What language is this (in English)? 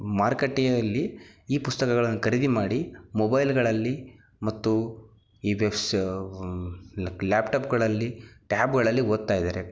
Kannada